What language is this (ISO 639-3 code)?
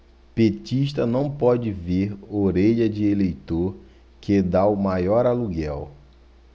por